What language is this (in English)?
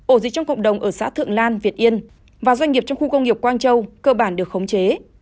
Vietnamese